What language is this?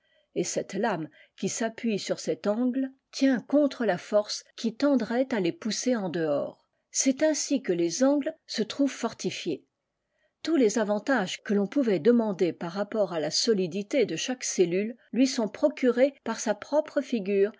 French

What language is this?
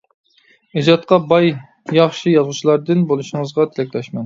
Uyghur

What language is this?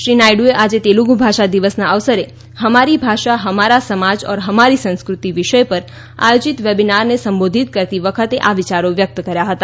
Gujarati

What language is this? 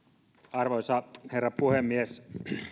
Finnish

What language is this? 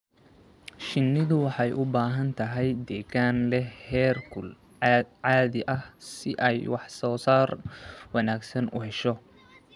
Somali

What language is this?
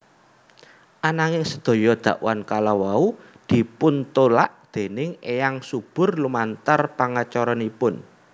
Javanese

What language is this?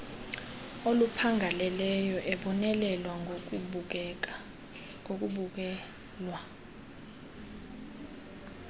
Xhosa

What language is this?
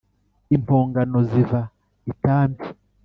Kinyarwanda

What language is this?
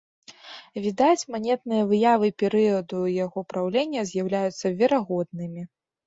Belarusian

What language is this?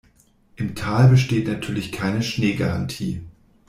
German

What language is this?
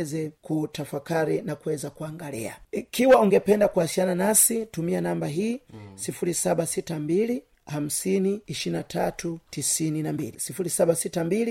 Swahili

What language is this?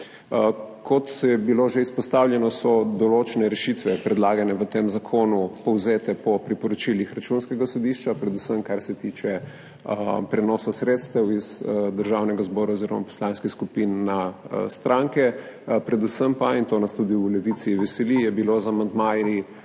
Slovenian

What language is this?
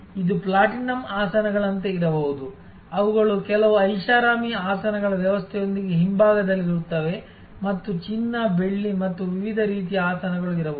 Kannada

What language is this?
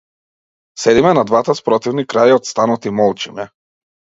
Macedonian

